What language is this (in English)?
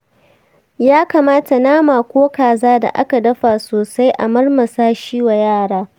Hausa